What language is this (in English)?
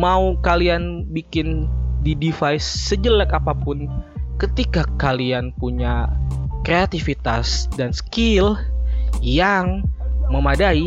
Indonesian